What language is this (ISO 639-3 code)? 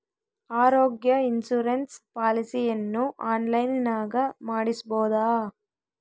kan